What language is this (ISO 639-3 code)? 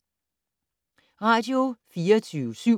dan